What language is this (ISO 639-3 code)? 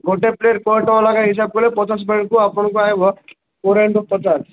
ori